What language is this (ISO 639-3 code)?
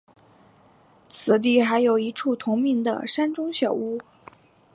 zho